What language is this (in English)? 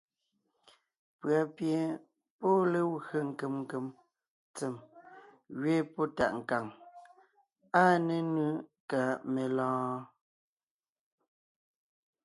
Ngiemboon